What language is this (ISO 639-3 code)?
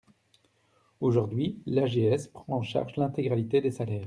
fra